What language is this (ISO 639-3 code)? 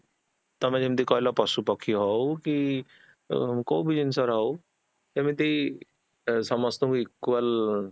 ori